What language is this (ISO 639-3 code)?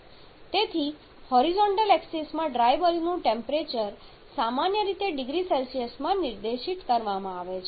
guj